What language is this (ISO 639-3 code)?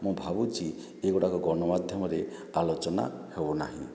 ori